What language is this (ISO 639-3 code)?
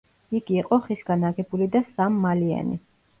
kat